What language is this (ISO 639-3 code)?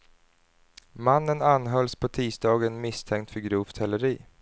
swe